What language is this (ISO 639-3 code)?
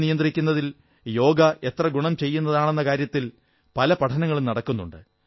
mal